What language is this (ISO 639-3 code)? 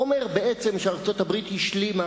heb